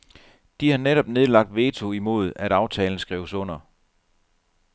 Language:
Danish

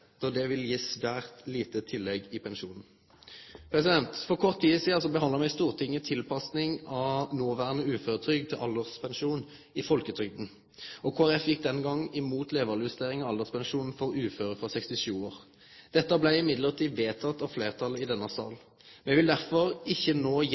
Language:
Norwegian Nynorsk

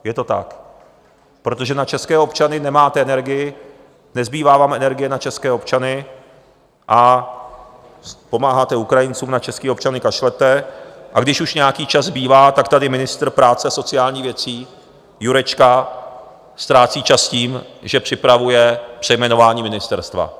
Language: Czech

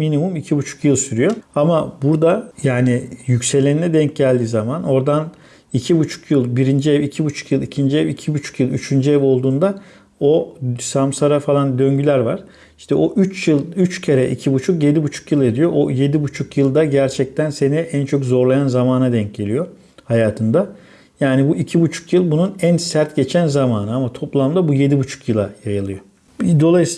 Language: Turkish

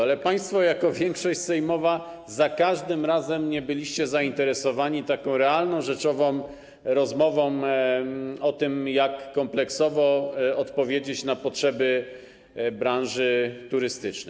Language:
Polish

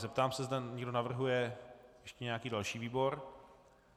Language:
Czech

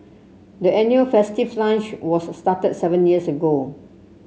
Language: English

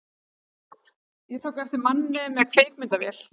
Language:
Icelandic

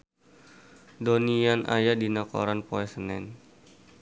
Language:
Sundanese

